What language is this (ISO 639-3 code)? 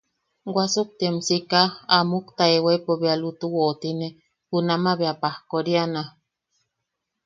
yaq